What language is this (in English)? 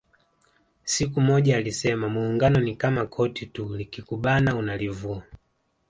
Swahili